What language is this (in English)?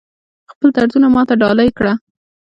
Pashto